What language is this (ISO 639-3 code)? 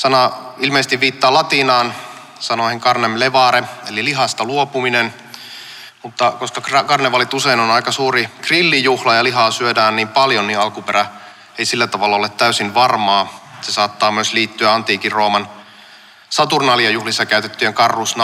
fin